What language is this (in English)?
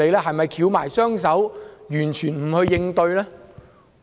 Cantonese